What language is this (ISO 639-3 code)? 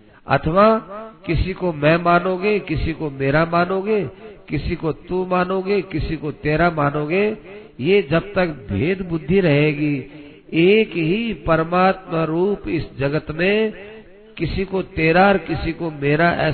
hin